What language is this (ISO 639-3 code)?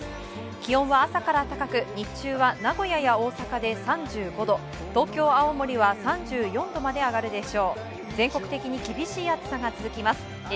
jpn